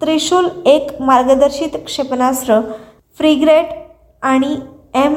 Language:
Marathi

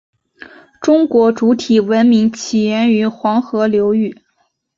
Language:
Chinese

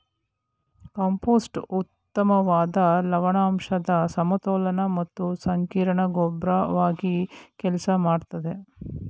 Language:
Kannada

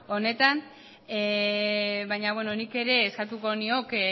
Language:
Basque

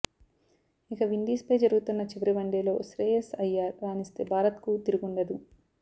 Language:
Telugu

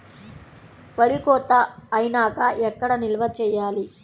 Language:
Telugu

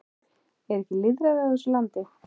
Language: Icelandic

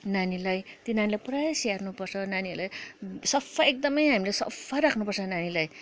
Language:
Nepali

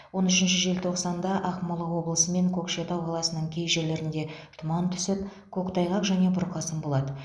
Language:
Kazakh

